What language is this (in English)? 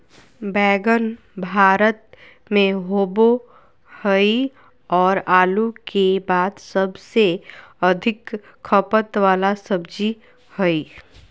Magahi